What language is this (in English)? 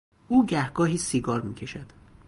Persian